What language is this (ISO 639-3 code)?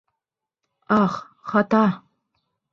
bak